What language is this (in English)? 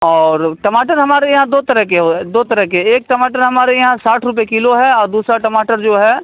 Urdu